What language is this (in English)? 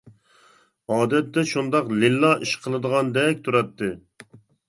Uyghur